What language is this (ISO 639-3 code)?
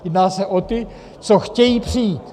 ces